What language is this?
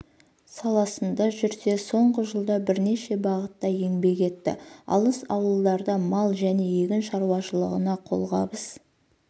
Kazakh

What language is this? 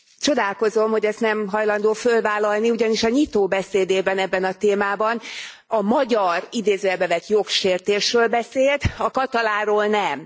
Hungarian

